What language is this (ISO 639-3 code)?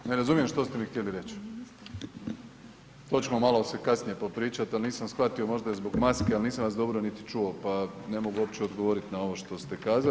hrv